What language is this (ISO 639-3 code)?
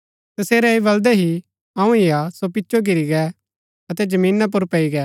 gbk